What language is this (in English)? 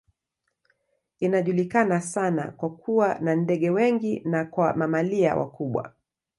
Swahili